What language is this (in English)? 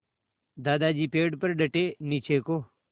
Hindi